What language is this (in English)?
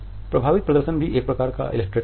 Hindi